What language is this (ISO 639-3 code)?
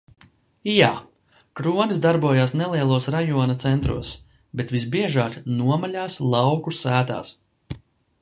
lav